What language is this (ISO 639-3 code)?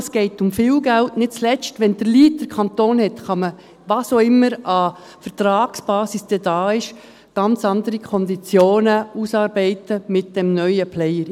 gsw